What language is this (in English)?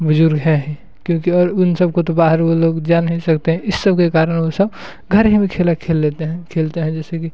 Hindi